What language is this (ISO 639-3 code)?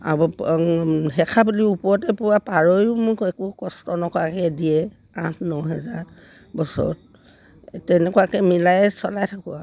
asm